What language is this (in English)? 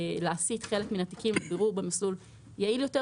Hebrew